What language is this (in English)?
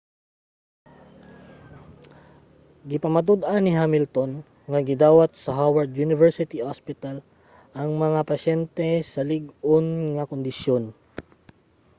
Cebuano